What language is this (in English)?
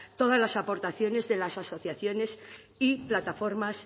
Spanish